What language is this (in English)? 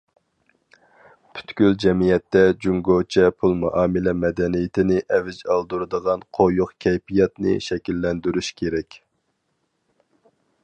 Uyghur